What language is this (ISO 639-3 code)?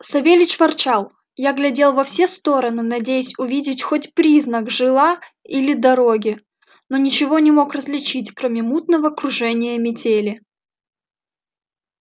rus